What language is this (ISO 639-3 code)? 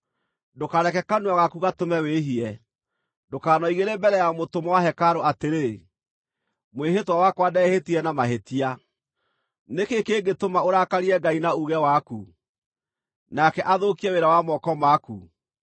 kik